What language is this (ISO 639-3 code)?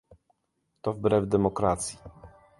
pol